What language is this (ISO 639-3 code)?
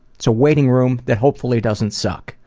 eng